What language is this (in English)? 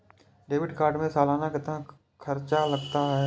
Hindi